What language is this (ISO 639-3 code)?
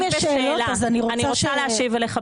heb